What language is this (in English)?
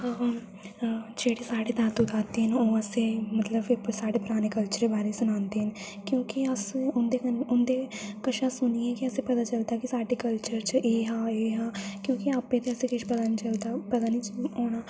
Dogri